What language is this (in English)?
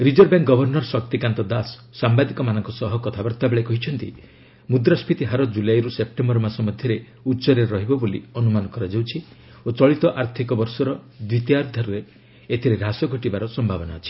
Odia